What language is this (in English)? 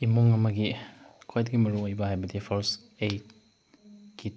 Manipuri